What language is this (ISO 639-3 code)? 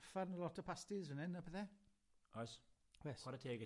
cym